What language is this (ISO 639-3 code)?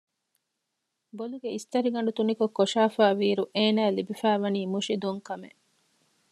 div